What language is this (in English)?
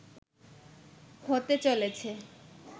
Bangla